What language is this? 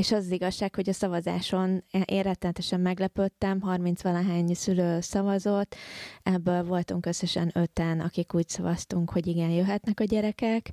Hungarian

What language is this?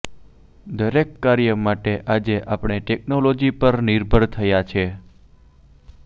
Gujarati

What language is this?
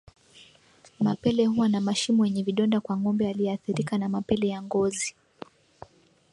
Swahili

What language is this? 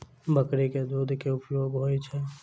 Maithili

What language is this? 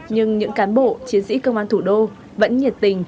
Vietnamese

